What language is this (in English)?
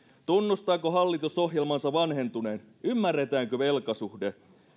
Finnish